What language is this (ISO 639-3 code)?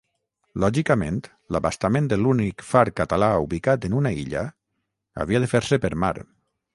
cat